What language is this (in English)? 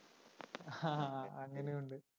Malayalam